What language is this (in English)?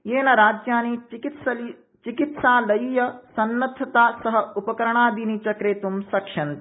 Sanskrit